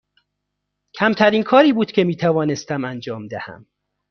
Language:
Persian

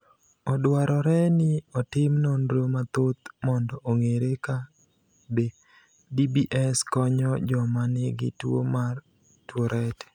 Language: Luo (Kenya and Tanzania)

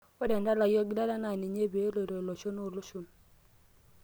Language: Masai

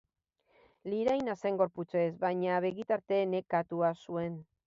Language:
Basque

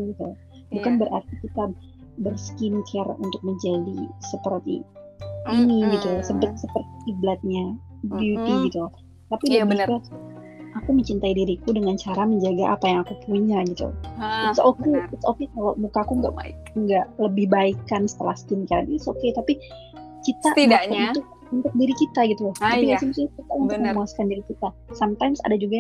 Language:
Indonesian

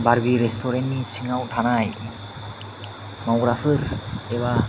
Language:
Bodo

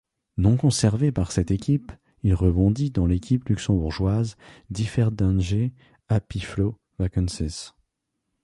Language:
French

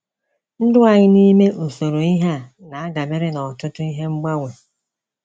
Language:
Igbo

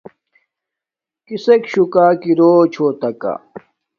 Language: Domaaki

